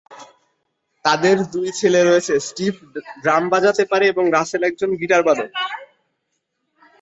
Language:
Bangla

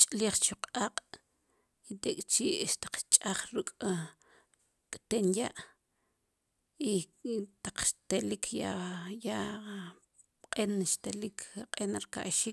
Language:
Sipacapense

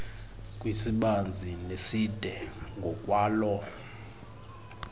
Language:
Xhosa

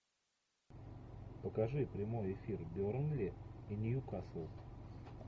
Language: Russian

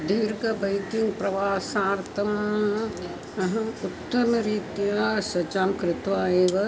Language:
Sanskrit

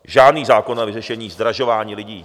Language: Czech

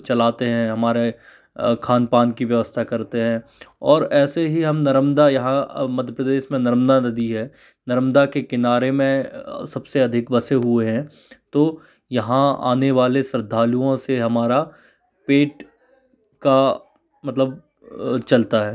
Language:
Hindi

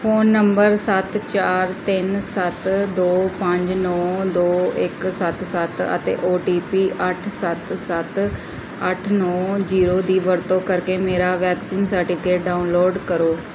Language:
Punjabi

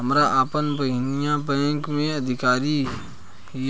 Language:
Bhojpuri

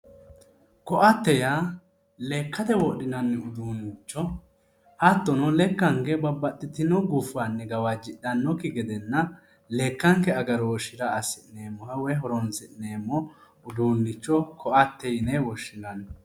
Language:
Sidamo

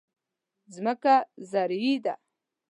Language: Pashto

